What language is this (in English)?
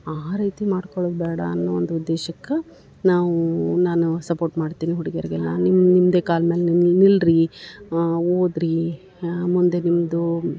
Kannada